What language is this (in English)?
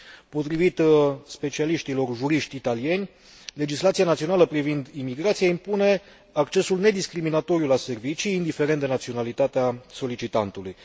Romanian